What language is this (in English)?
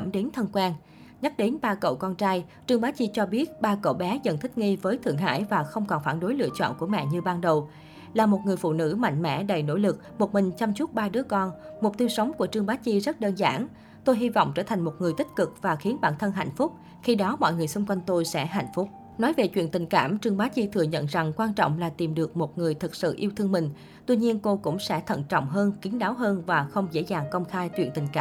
Vietnamese